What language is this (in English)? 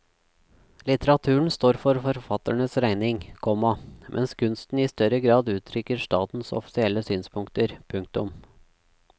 Norwegian